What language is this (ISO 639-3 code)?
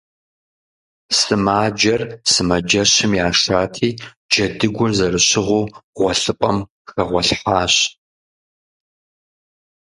kbd